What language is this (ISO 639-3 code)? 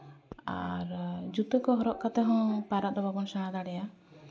sat